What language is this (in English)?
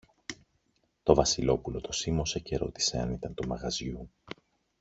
Greek